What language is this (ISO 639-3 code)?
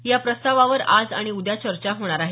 mar